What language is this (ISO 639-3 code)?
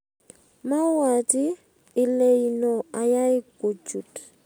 kln